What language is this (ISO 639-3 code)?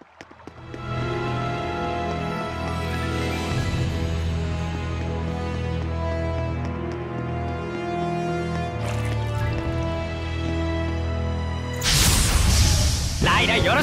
jpn